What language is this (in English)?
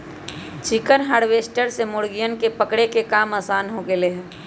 Magahi